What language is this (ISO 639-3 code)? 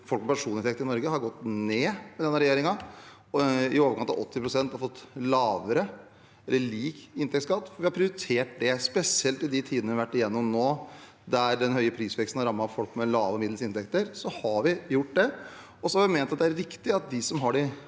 nor